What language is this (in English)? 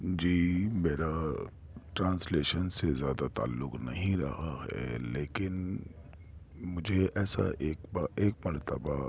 Urdu